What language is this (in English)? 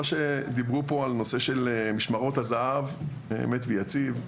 Hebrew